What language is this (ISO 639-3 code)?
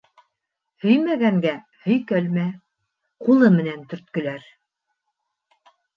bak